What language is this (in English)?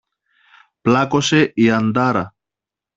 Greek